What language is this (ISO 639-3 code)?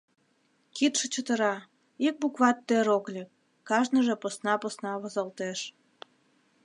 chm